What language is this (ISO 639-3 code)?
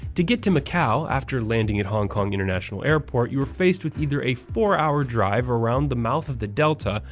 eng